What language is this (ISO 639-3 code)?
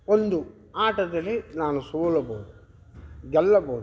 kan